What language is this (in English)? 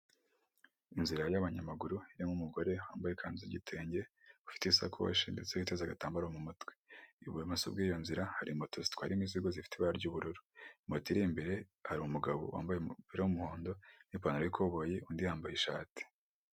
Kinyarwanda